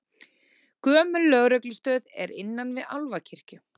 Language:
Icelandic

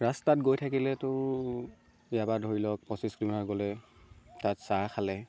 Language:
Assamese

